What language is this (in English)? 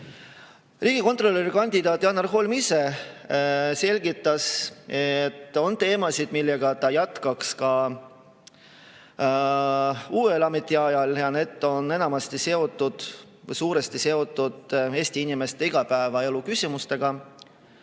Estonian